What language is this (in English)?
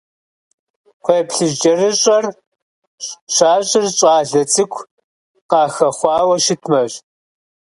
Kabardian